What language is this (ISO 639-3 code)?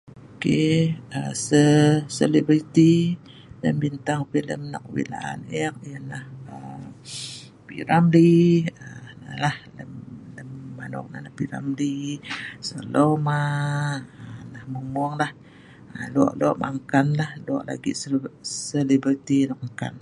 snv